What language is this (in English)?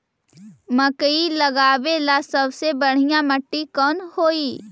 Magahi